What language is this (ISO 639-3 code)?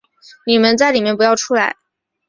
zho